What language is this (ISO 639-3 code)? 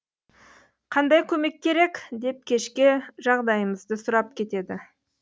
kaz